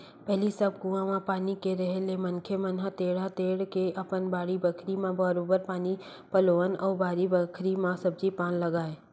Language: Chhattisgarhi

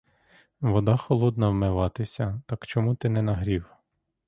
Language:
Ukrainian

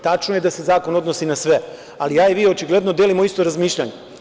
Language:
Serbian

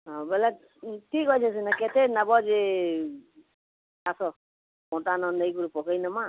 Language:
Odia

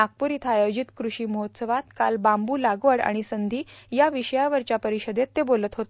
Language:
Marathi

